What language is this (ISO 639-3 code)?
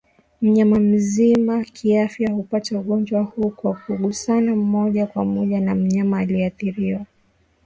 swa